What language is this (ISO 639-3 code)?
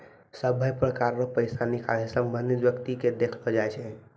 mai